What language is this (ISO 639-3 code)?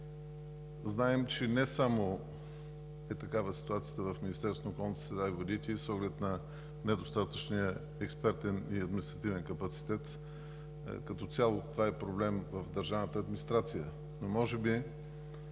bul